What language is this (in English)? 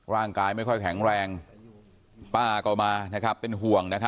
Thai